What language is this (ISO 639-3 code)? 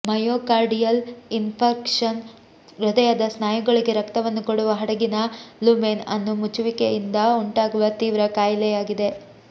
kan